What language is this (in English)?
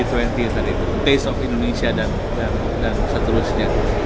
Indonesian